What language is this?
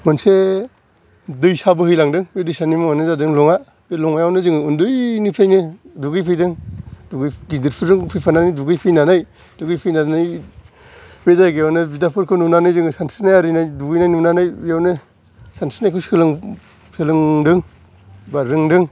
Bodo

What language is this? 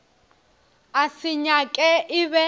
Northern Sotho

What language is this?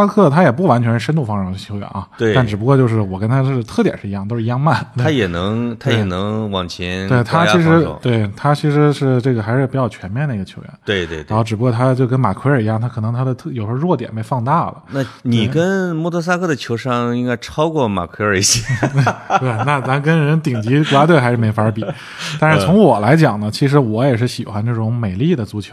Chinese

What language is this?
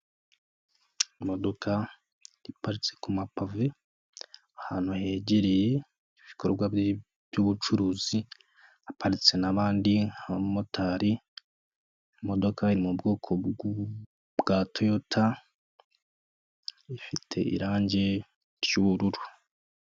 Kinyarwanda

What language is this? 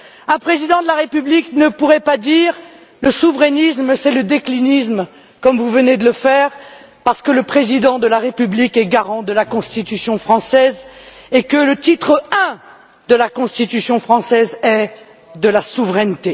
French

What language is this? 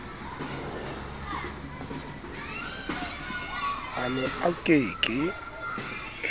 Southern Sotho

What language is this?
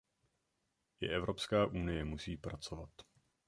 Czech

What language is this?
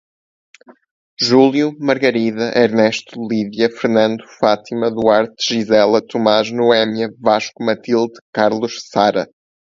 Portuguese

